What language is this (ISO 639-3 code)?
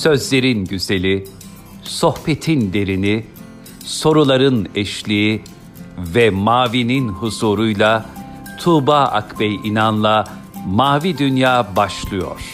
tur